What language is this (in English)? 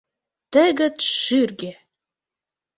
Mari